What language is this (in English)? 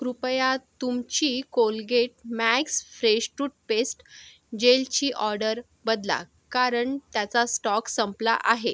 Marathi